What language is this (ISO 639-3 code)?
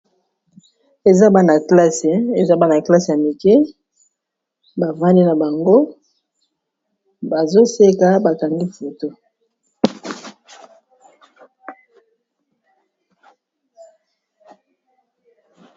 lin